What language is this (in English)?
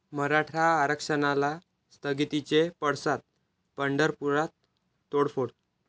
Marathi